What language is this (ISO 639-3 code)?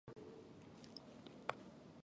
jpn